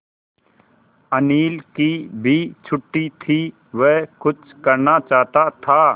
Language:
Hindi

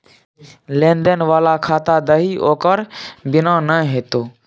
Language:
Maithili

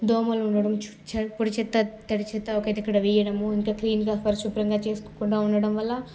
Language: Telugu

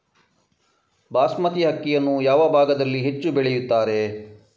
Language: Kannada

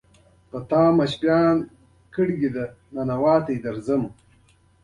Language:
Pashto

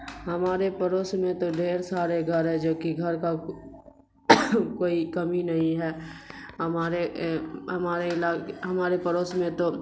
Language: Urdu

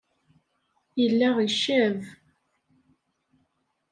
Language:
Kabyle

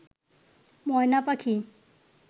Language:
Bangla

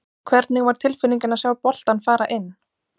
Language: Icelandic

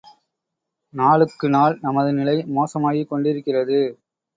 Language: Tamil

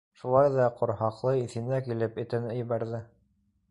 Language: Bashkir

